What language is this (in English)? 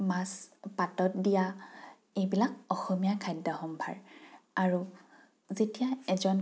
Assamese